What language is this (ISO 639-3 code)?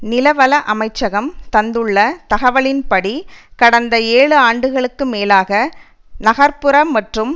tam